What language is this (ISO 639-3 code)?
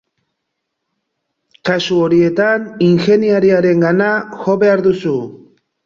eus